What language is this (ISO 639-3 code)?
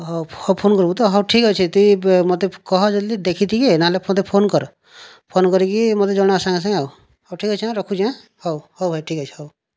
ori